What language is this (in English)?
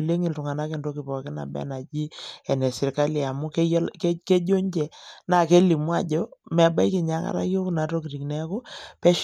Masai